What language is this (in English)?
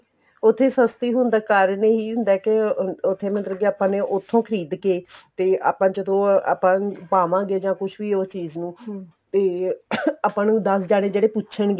Punjabi